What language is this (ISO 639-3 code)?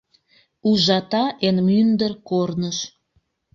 chm